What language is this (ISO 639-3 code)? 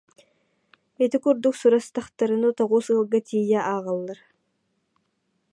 sah